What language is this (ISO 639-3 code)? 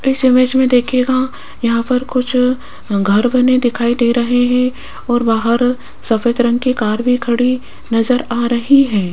hin